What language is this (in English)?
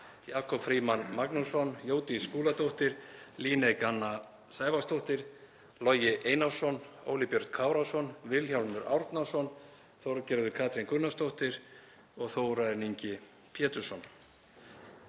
Icelandic